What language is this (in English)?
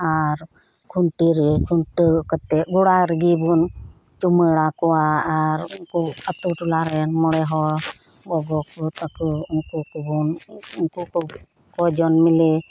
Santali